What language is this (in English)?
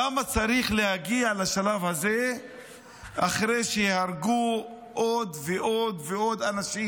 Hebrew